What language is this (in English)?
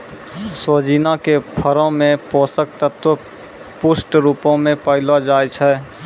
Maithili